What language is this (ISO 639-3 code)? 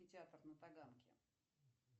rus